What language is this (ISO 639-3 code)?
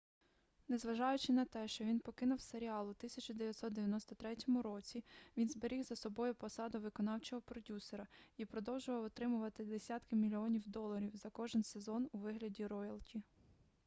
ukr